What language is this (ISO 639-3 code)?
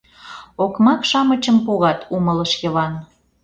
chm